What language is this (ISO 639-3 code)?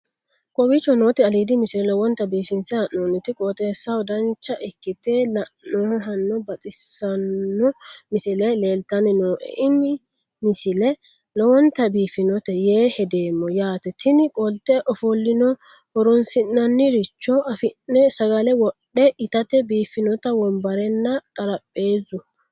sid